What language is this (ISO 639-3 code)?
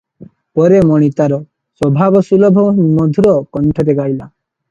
ori